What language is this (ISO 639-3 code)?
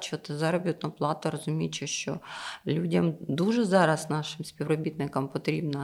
ukr